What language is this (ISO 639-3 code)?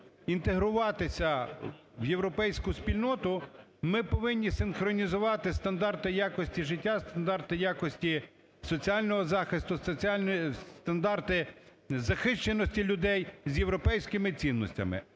ukr